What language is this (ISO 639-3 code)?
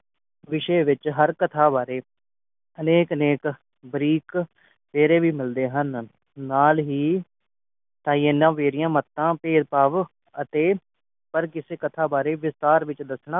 pan